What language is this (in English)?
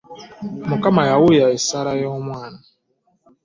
Ganda